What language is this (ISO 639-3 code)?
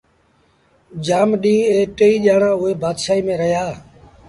sbn